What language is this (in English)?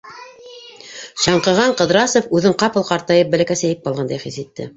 Bashkir